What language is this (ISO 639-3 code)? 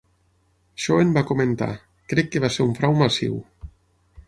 cat